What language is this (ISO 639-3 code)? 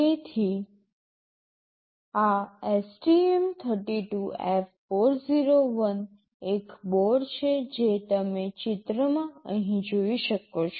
guj